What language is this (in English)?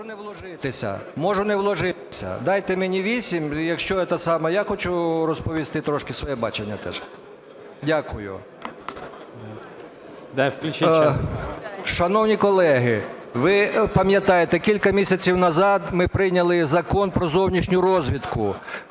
Ukrainian